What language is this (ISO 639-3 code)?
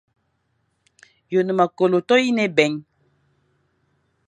fan